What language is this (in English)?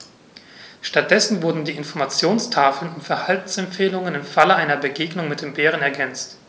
German